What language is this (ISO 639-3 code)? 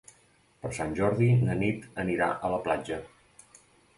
cat